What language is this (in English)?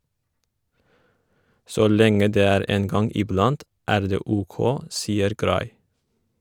Norwegian